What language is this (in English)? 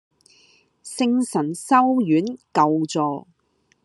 Cantonese